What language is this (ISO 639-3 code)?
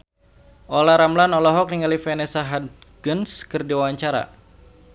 sun